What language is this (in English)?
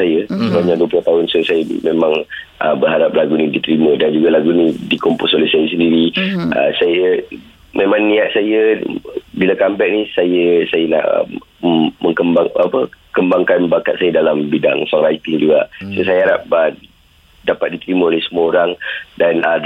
Malay